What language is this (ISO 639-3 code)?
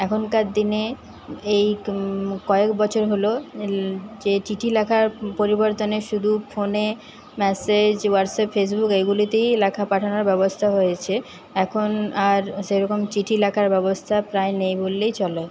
ben